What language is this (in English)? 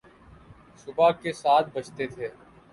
Urdu